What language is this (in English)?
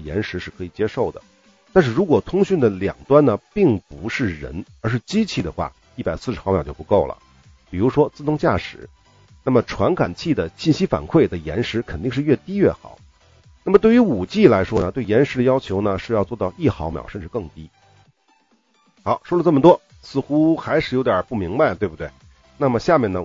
Chinese